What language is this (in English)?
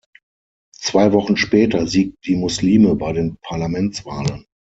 German